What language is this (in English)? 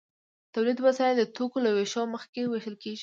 Pashto